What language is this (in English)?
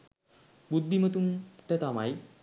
Sinhala